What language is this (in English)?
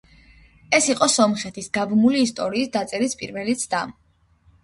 Georgian